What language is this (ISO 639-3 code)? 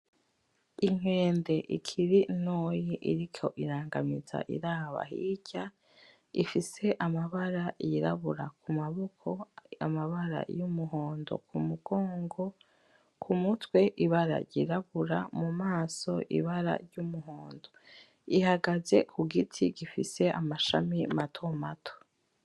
run